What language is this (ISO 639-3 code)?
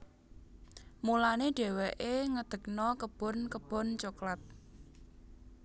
jav